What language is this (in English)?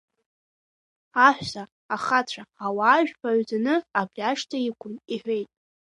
Abkhazian